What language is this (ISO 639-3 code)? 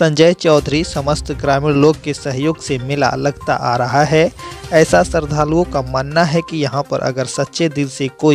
hin